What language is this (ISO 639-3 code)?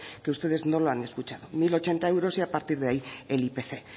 spa